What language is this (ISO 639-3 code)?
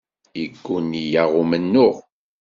kab